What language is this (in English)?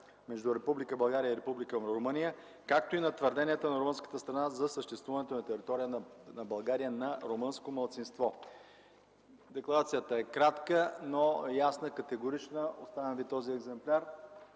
Bulgarian